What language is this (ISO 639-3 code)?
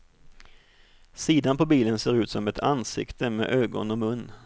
swe